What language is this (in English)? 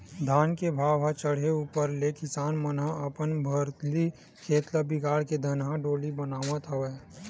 Chhattisgarhi